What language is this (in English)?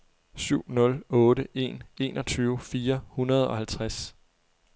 Danish